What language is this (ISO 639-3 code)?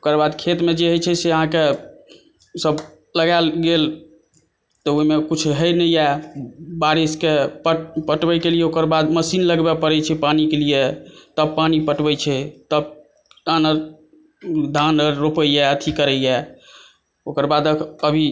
mai